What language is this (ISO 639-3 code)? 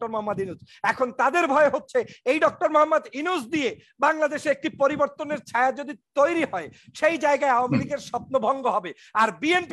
tur